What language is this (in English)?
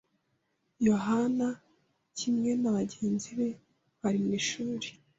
Kinyarwanda